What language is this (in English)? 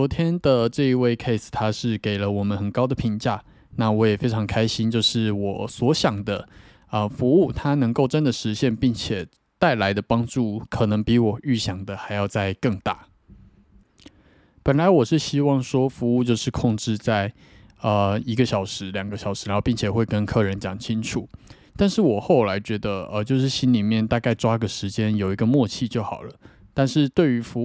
Chinese